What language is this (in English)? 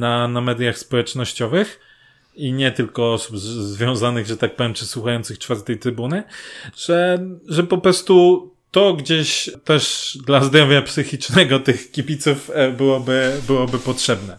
Polish